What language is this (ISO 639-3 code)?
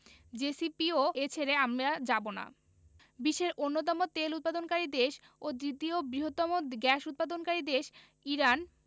ben